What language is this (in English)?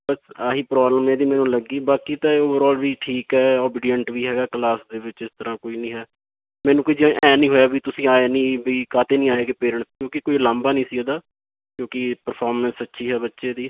Punjabi